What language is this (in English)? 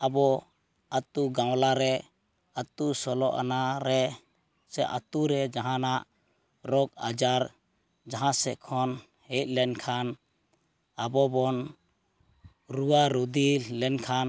Santali